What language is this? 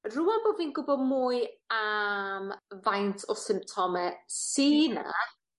Welsh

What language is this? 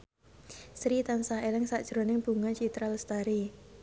Javanese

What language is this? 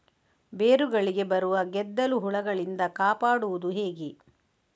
Kannada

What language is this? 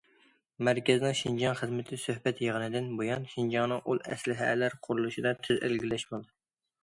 Uyghur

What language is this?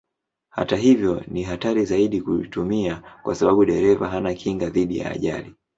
Swahili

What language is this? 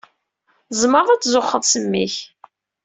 Kabyle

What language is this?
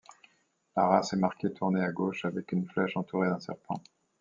French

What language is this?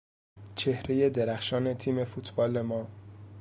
Persian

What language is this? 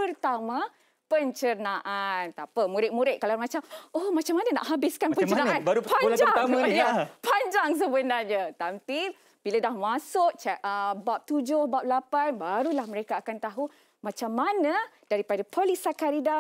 Malay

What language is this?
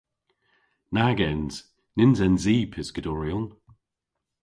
Cornish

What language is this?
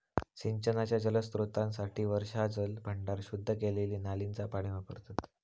Marathi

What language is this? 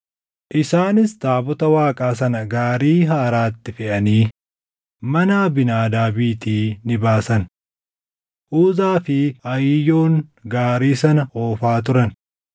Oromo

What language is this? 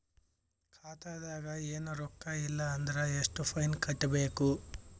Kannada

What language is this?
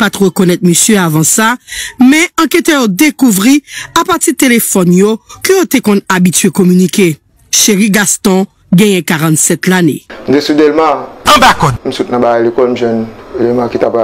French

